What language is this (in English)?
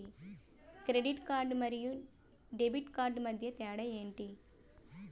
Telugu